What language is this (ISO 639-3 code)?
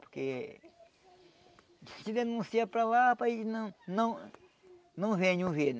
por